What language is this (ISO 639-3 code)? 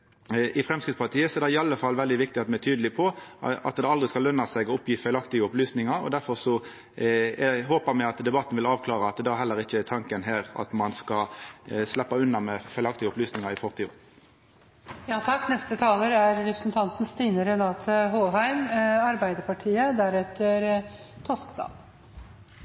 nor